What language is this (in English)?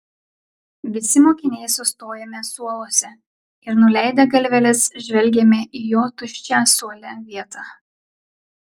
Lithuanian